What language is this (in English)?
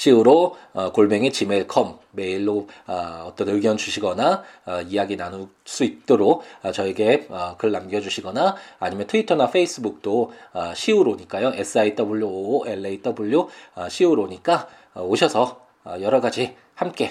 Korean